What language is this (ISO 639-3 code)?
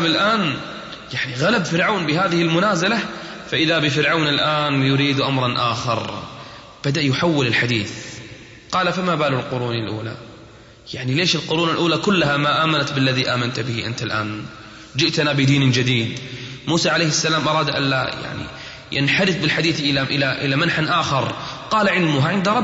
ara